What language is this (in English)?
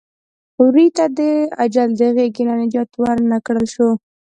Pashto